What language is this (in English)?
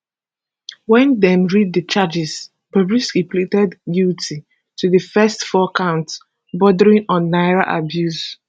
Nigerian Pidgin